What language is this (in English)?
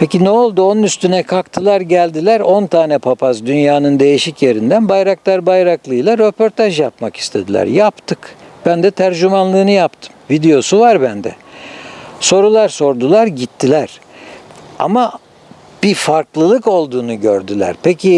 Turkish